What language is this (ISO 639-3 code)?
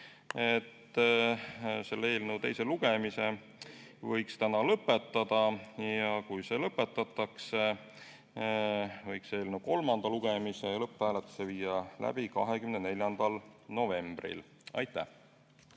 est